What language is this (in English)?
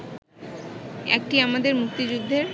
Bangla